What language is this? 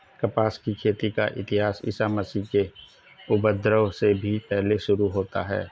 Hindi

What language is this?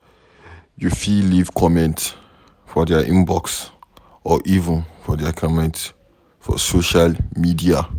Nigerian Pidgin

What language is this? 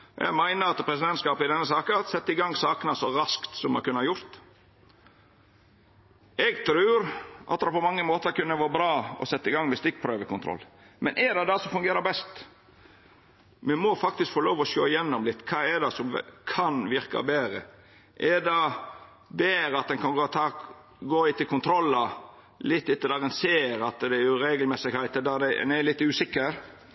Norwegian Nynorsk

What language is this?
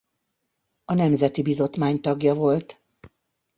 Hungarian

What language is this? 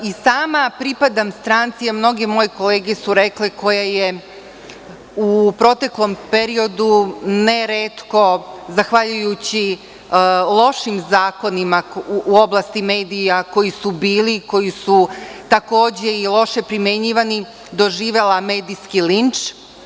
Serbian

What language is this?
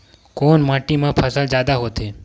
Chhattisgarhi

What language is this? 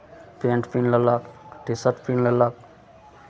Maithili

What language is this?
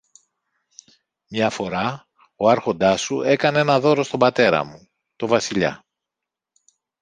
Greek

